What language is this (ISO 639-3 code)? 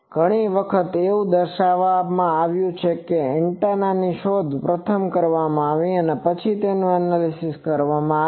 guj